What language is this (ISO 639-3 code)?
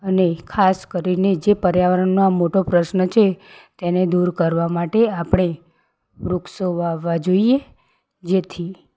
guj